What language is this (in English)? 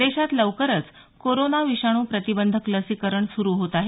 Marathi